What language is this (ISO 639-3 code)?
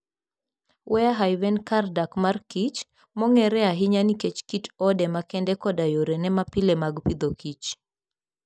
luo